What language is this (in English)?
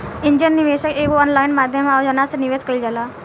Bhojpuri